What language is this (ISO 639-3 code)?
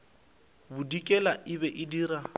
nso